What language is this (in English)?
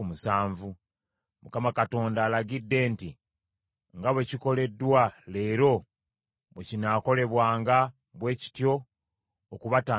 Ganda